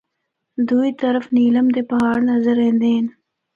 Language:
Northern Hindko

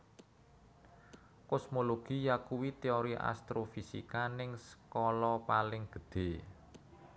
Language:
Javanese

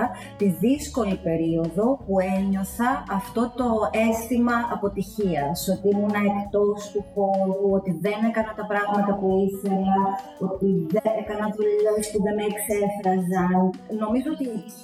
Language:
Greek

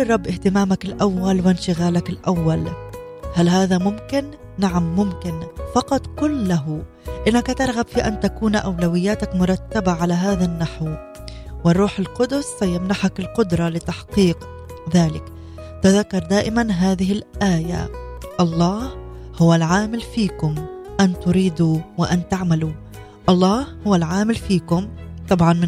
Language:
Arabic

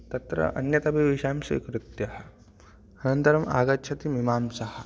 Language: Sanskrit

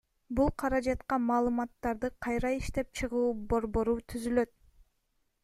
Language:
Kyrgyz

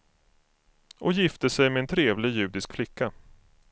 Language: Swedish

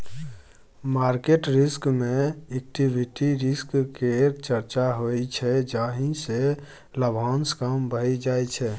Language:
Maithili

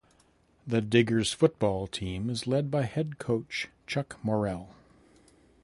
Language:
English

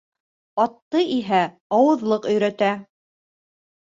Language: Bashkir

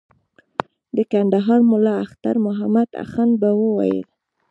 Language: Pashto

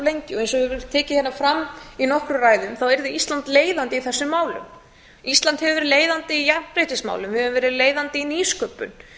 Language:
Icelandic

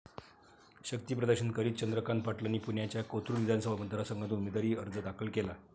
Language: Marathi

